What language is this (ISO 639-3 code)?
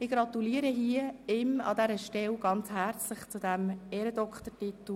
gsw